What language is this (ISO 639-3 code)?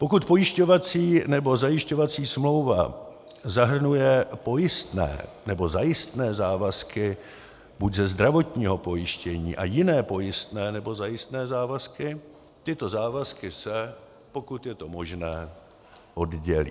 ces